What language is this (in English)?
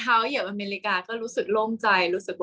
Thai